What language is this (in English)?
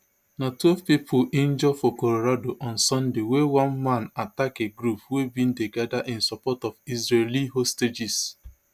Nigerian Pidgin